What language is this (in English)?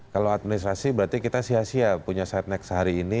Indonesian